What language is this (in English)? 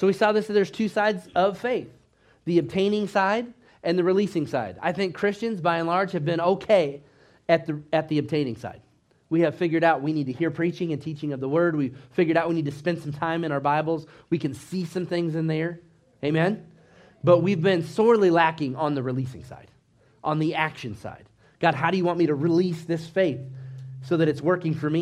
English